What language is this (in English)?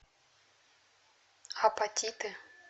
Russian